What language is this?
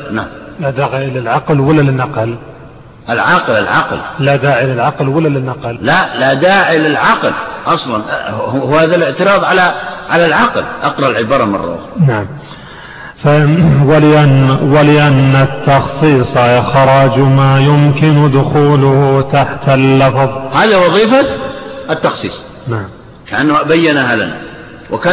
Arabic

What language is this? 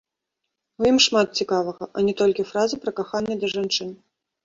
Belarusian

